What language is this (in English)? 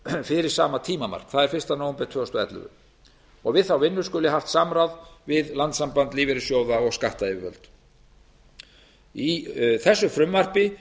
Icelandic